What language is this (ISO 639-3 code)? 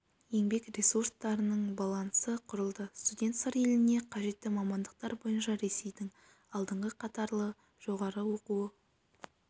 kaz